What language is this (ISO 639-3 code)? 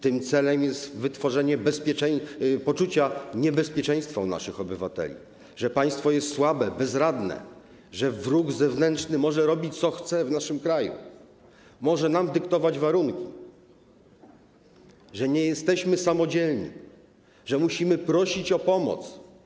pol